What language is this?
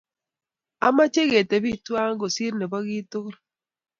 Kalenjin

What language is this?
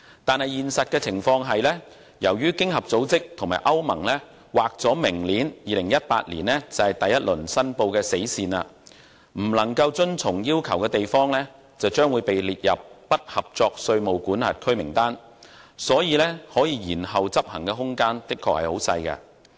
Cantonese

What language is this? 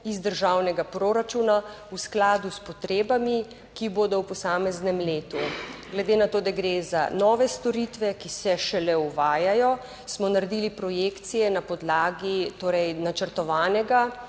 Slovenian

